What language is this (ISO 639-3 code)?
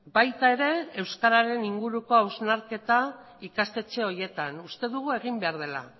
eus